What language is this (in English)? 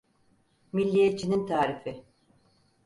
Turkish